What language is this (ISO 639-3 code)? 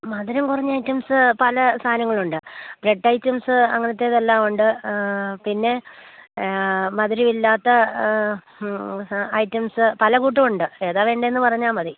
mal